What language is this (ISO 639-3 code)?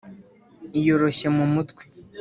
kin